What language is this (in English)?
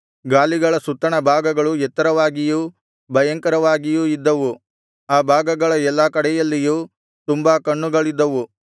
Kannada